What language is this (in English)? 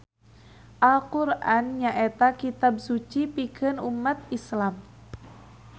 Sundanese